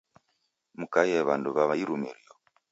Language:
Taita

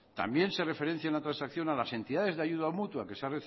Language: Spanish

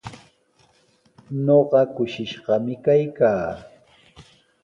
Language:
Sihuas Ancash Quechua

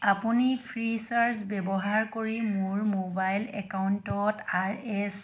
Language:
Assamese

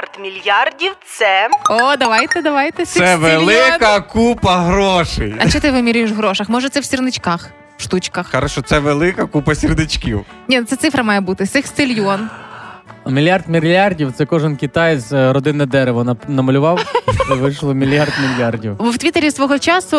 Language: Ukrainian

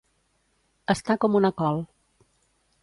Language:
Catalan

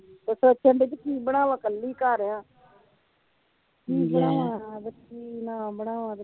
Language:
Punjabi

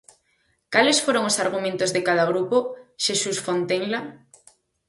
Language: Galician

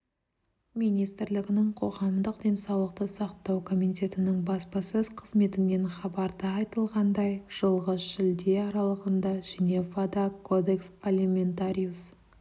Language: Kazakh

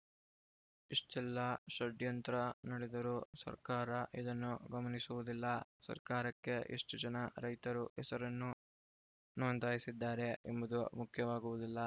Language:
Kannada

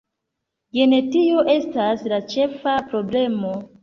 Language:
Esperanto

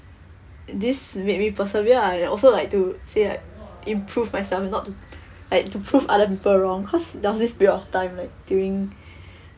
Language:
English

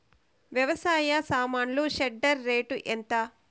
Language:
Telugu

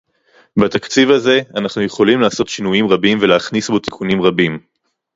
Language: Hebrew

